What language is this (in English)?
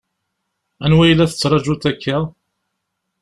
Kabyle